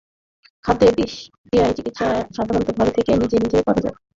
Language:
Bangla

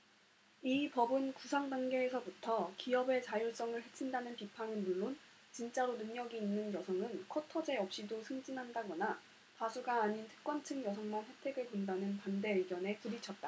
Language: Korean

